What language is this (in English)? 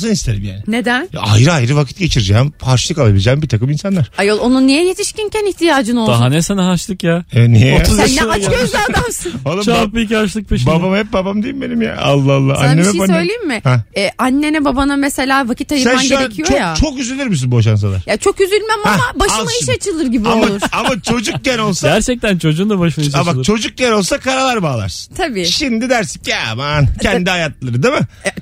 Turkish